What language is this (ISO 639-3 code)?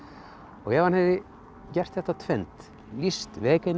isl